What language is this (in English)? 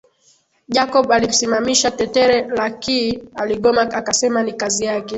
Swahili